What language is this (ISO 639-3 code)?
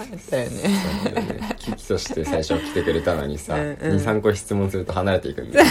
jpn